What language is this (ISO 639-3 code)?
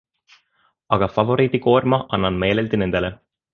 est